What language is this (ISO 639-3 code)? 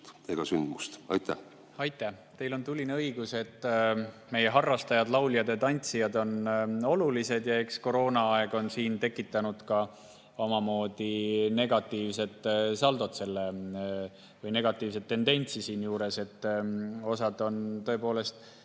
est